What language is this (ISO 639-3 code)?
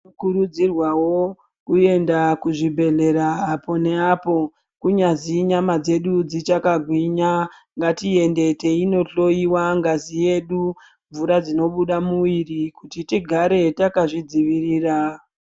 ndc